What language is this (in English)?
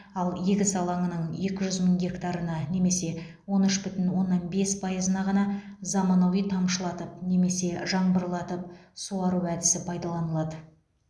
Kazakh